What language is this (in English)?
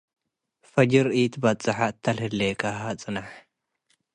Tigre